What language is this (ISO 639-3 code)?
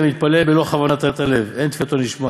heb